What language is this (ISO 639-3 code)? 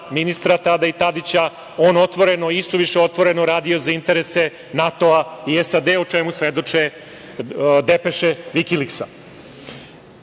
srp